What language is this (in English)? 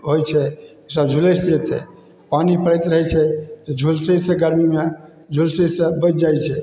Maithili